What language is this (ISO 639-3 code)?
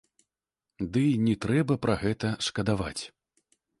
bel